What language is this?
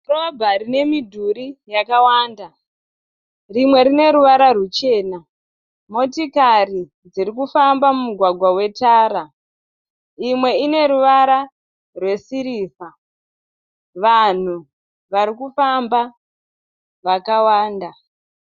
Shona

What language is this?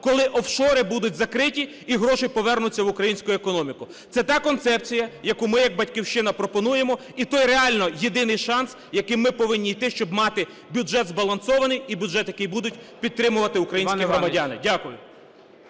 Ukrainian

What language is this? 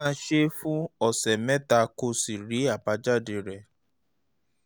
Yoruba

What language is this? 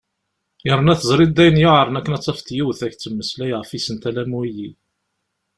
Kabyle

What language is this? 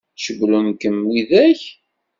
Kabyle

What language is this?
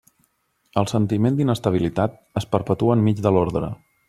Catalan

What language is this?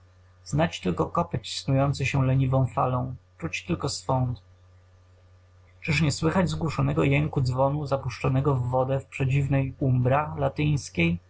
Polish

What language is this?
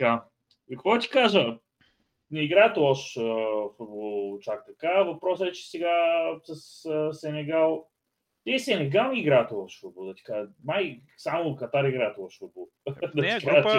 Bulgarian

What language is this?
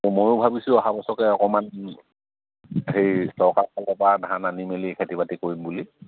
Assamese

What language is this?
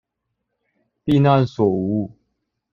Chinese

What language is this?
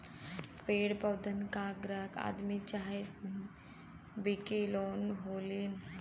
Bhojpuri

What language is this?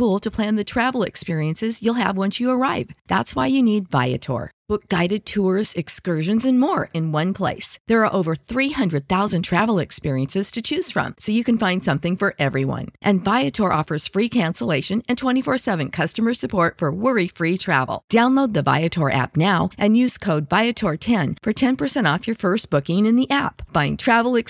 Italian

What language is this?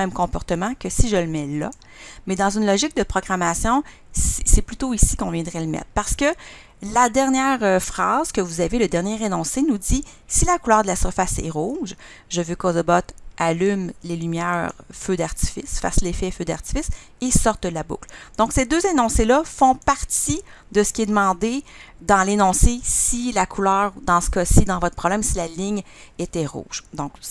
French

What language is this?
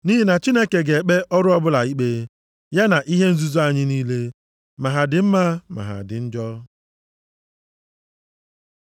Igbo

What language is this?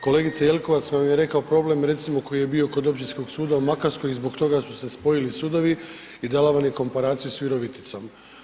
Croatian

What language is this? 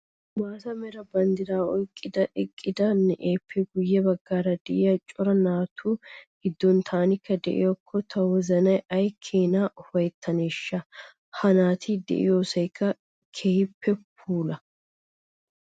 Wolaytta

